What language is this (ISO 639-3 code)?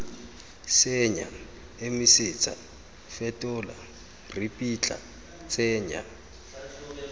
tsn